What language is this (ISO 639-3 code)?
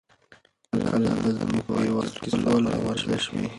pus